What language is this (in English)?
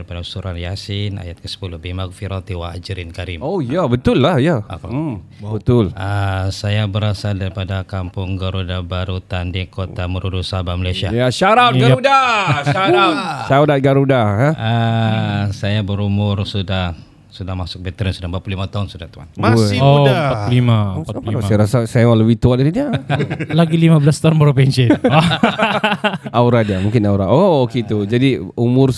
Malay